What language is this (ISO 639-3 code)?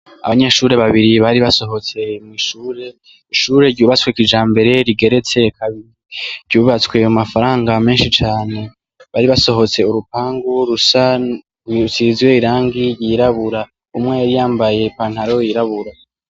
run